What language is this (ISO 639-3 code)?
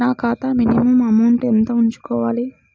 tel